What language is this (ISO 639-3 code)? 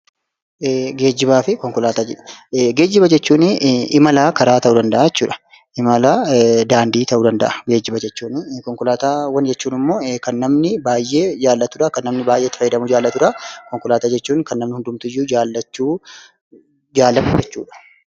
orm